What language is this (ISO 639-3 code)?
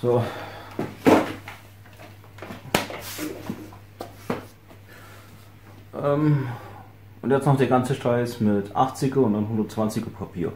deu